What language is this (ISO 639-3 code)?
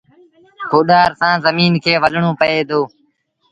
sbn